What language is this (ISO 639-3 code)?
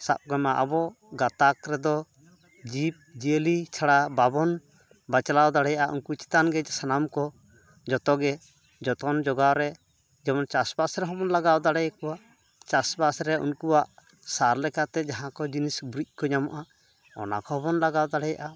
sat